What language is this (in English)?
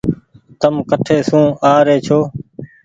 Goaria